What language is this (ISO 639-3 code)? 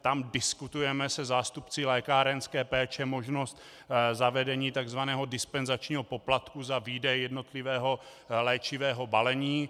ces